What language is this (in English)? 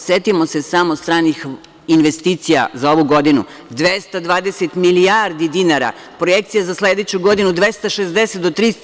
Serbian